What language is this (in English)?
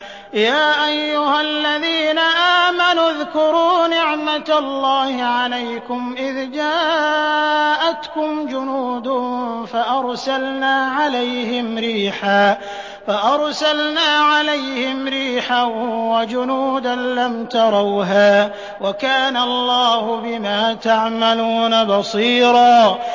Arabic